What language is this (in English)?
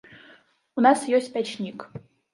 Belarusian